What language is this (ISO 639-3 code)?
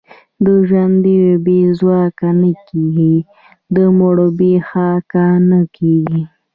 pus